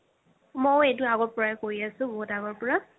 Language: Assamese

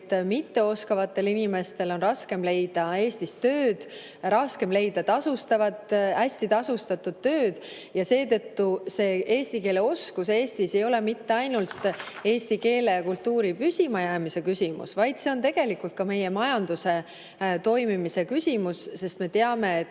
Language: Estonian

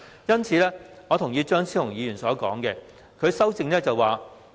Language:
Cantonese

